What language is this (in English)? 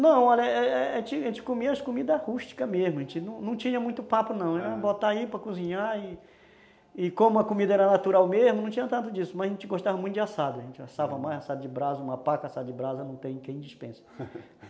Portuguese